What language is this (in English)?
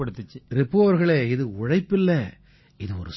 Tamil